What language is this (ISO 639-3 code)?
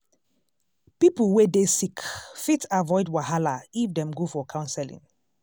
pcm